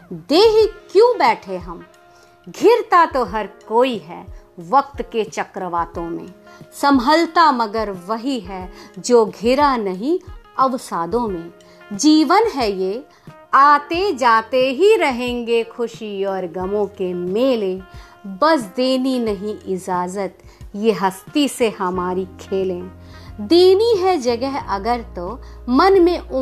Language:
Hindi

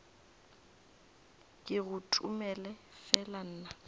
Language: Northern Sotho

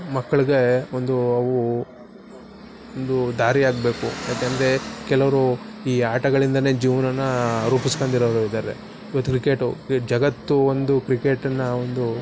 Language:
Kannada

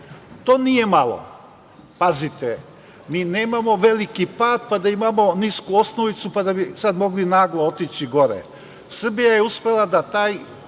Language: Serbian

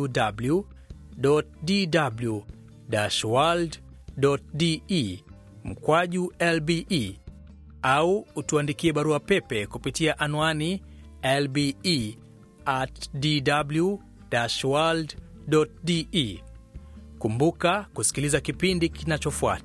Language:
Swahili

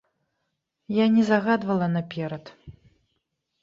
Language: Belarusian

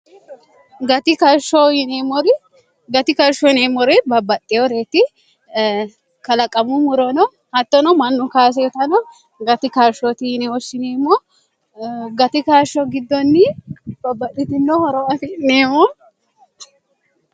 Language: Sidamo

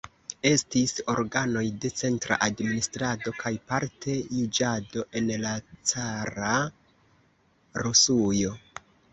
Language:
Esperanto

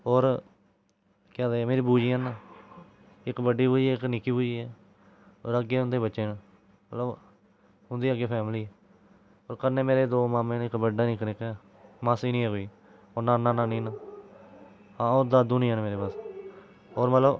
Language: Dogri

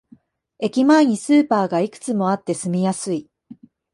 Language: Japanese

